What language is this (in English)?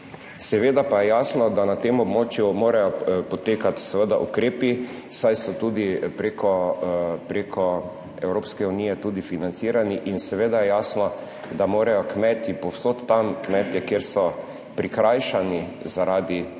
Slovenian